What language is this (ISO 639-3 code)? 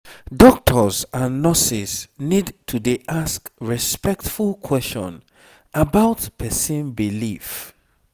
pcm